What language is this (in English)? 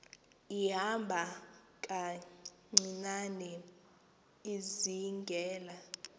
Xhosa